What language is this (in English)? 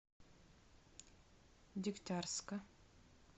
Russian